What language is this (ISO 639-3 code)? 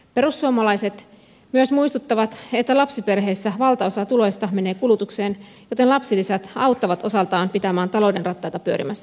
fin